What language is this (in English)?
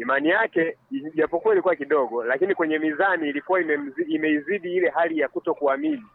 Swahili